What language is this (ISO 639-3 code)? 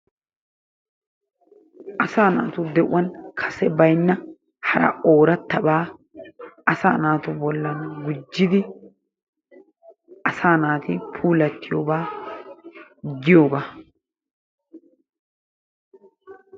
wal